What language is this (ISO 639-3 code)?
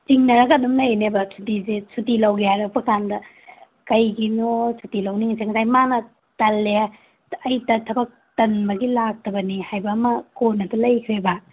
mni